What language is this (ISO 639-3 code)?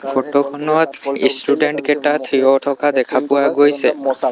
asm